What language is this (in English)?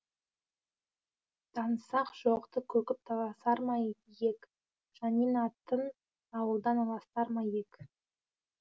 Kazakh